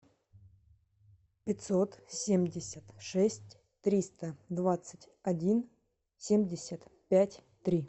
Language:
Russian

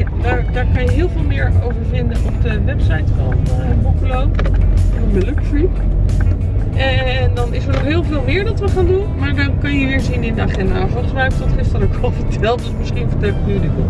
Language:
Dutch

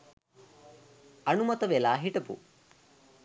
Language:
Sinhala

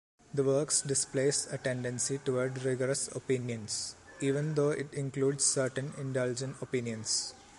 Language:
English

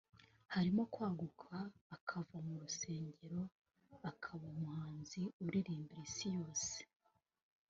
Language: Kinyarwanda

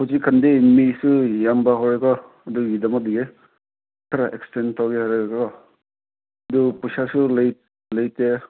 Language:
Manipuri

